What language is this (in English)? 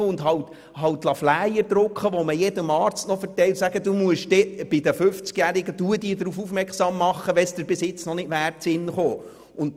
Swiss German